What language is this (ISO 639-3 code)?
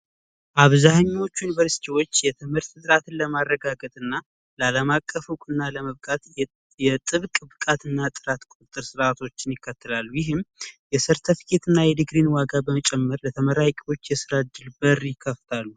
amh